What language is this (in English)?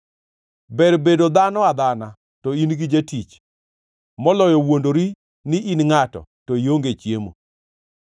Luo (Kenya and Tanzania)